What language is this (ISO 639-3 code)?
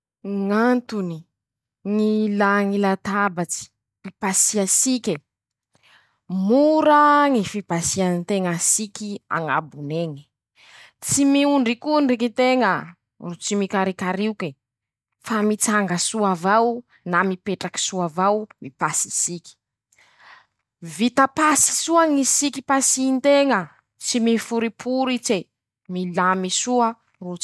msh